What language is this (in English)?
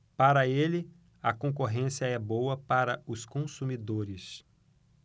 Portuguese